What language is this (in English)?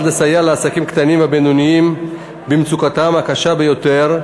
Hebrew